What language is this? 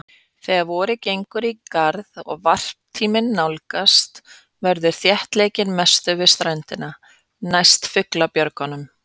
Icelandic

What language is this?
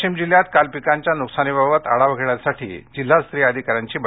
Marathi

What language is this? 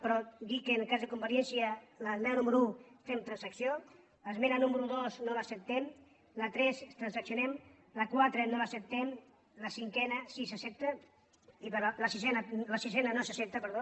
Catalan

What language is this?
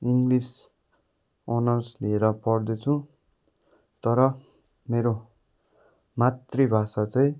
Nepali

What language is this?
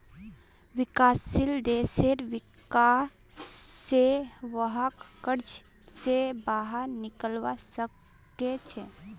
Magahi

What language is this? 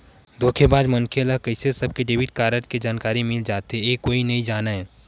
Chhattisgarhi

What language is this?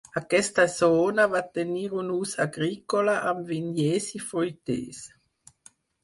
Catalan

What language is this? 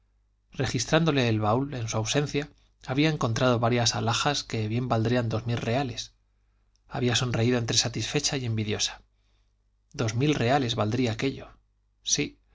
Spanish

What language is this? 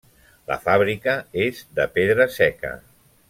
Catalan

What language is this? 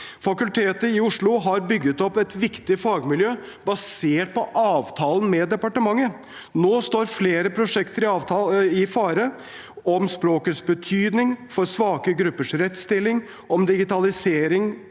Norwegian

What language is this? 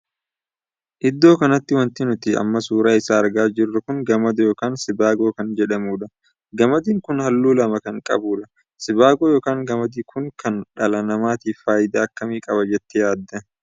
Oromo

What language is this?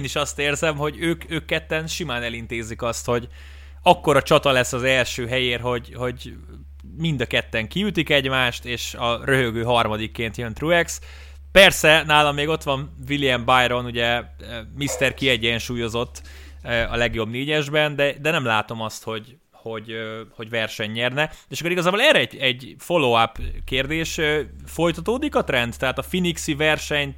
Hungarian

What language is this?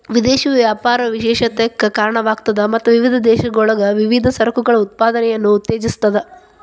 Kannada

